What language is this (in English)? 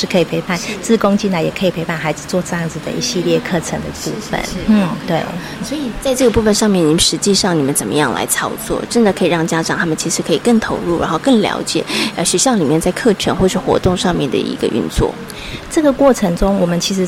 Chinese